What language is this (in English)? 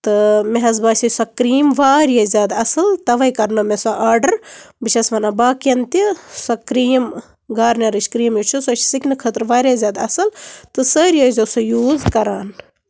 Kashmiri